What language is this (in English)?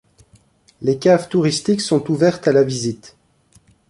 French